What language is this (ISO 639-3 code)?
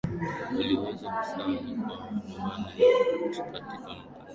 swa